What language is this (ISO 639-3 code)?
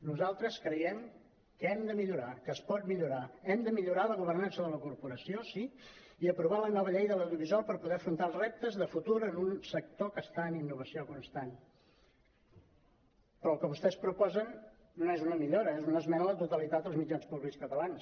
cat